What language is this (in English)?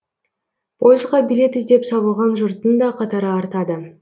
Kazakh